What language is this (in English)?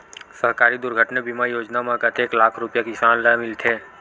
Chhattisgarhi